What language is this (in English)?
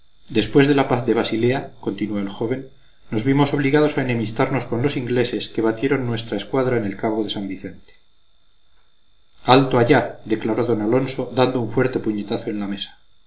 Spanish